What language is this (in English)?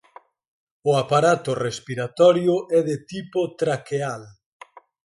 Galician